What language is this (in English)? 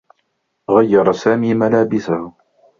Arabic